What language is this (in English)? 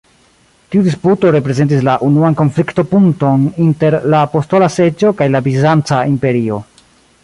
Esperanto